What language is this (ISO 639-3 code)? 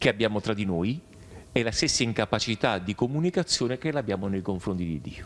ita